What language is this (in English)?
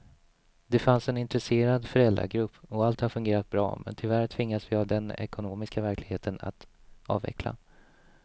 Swedish